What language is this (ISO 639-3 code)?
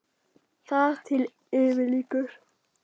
isl